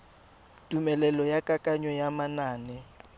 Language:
Tswana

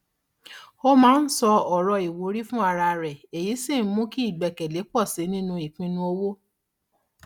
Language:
Yoruba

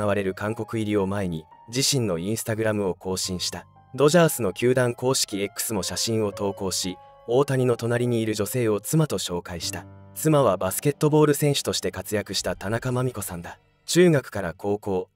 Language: Japanese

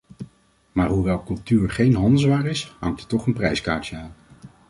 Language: Dutch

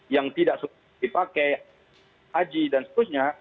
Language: Indonesian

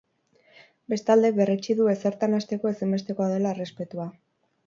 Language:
Basque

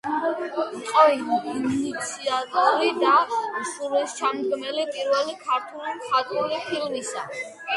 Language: Georgian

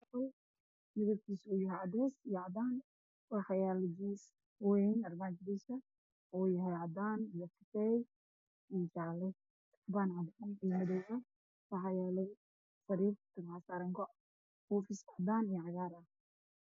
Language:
Somali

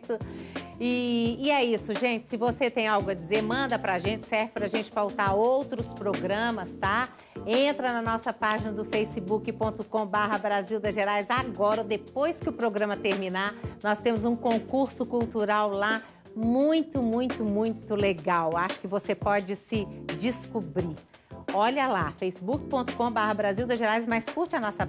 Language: Portuguese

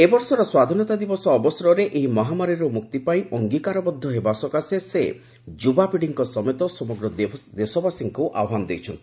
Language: Odia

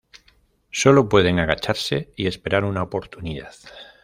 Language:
Spanish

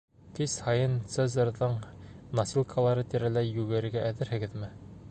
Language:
Bashkir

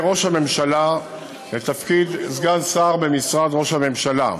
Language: Hebrew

